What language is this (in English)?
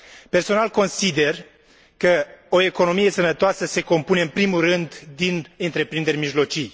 Romanian